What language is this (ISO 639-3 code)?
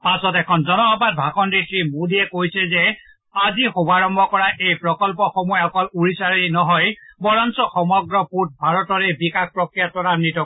asm